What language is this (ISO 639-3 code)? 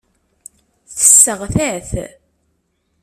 kab